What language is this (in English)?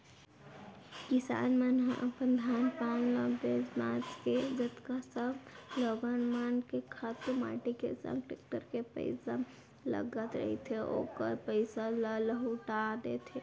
Chhattisgarhi